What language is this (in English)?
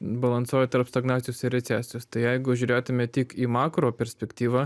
Lithuanian